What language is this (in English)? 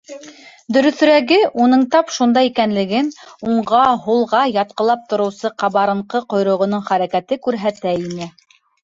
Bashkir